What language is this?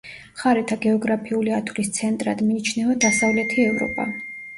Georgian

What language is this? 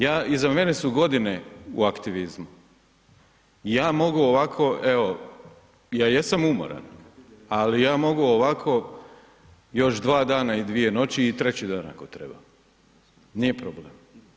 Croatian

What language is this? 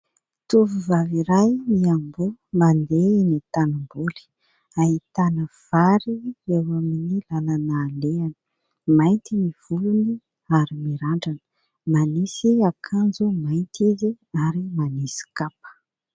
Malagasy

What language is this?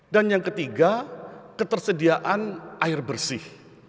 Indonesian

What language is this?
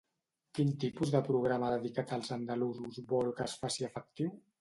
Catalan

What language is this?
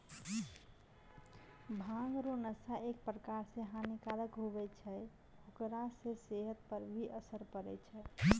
Maithili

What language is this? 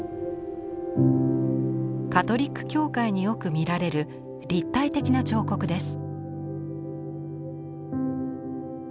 Japanese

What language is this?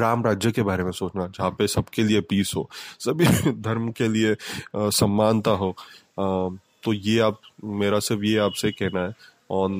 Hindi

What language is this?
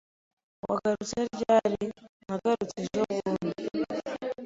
Kinyarwanda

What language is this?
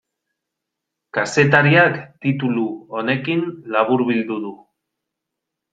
Basque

